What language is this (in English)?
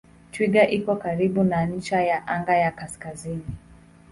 Swahili